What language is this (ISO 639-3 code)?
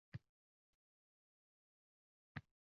uzb